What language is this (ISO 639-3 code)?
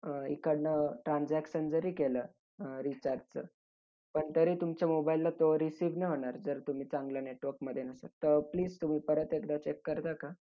mar